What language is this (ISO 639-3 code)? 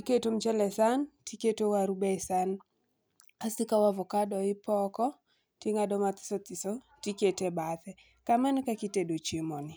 luo